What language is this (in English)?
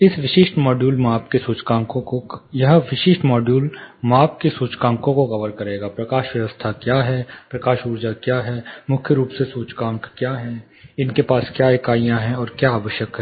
Hindi